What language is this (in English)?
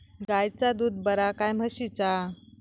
Marathi